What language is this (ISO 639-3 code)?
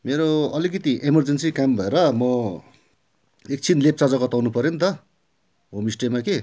nep